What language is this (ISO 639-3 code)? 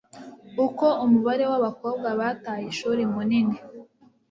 kin